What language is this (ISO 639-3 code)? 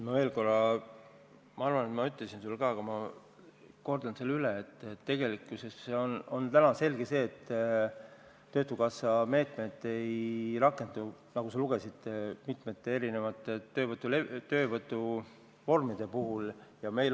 est